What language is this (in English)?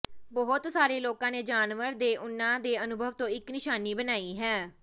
Punjabi